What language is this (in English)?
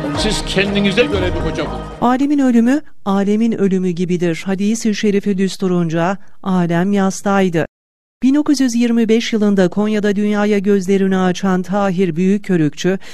Turkish